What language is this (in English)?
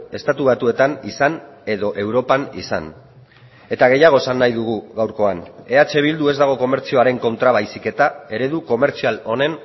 Basque